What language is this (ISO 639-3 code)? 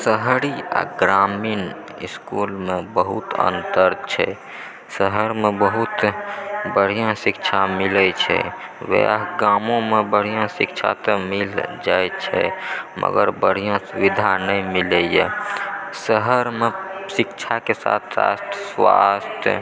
mai